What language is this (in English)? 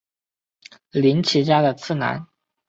Chinese